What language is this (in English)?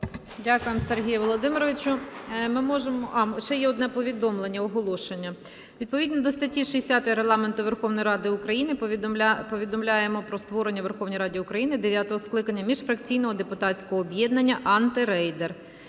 Ukrainian